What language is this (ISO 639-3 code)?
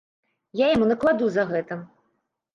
bel